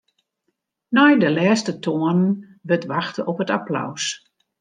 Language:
Western Frisian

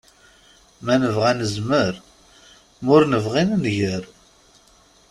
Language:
Kabyle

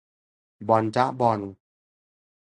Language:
Thai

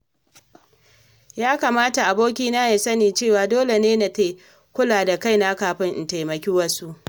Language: Hausa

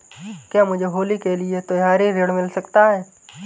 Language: Hindi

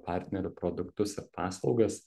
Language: Lithuanian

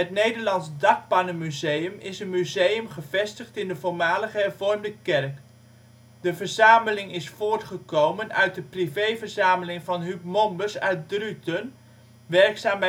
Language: Dutch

